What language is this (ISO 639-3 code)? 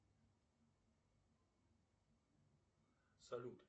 rus